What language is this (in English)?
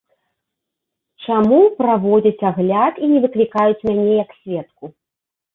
Belarusian